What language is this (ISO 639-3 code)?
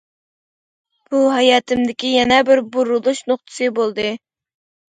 uig